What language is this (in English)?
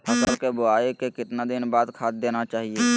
Magahi